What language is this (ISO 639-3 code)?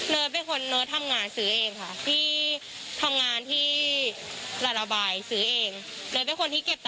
tha